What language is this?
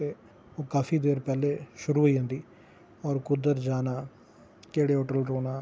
Dogri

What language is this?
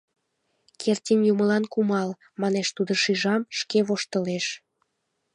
Mari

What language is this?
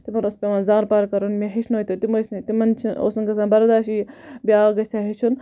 Kashmiri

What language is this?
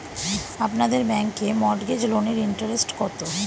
Bangla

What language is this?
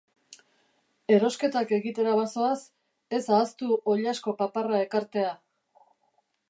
Basque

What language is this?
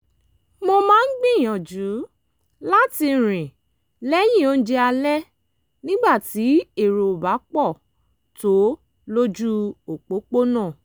Yoruba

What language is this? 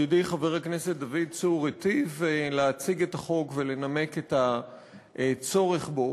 Hebrew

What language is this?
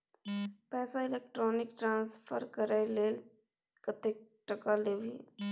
Maithili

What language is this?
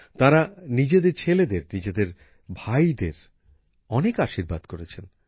Bangla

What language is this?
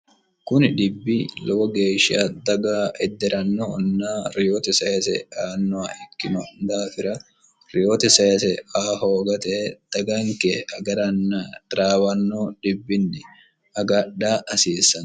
Sidamo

